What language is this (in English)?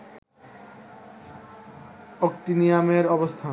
Bangla